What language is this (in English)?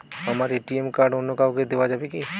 Bangla